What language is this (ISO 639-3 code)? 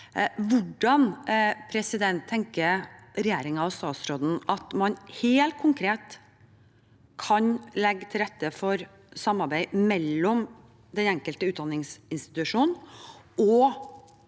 nor